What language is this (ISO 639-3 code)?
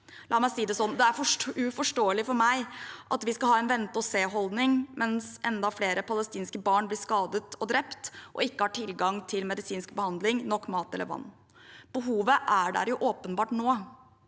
nor